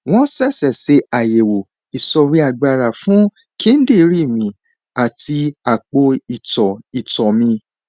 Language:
Yoruba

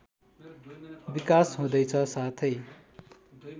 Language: Nepali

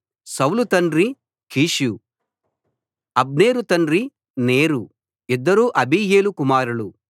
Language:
Telugu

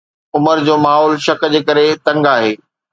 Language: Sindhi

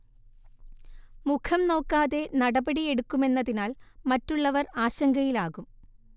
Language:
Malayalam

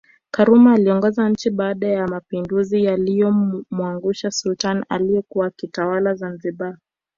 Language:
Swahili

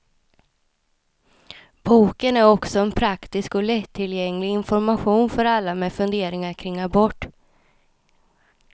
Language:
Swedish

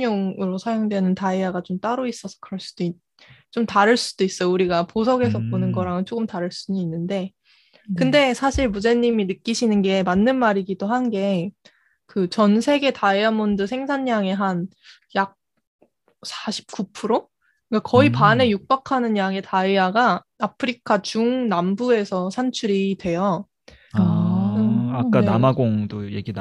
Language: Korean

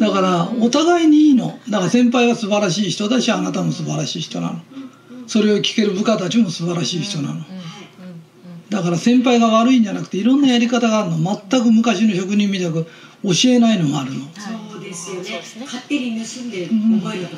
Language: Japanese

